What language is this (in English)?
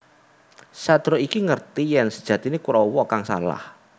Javanese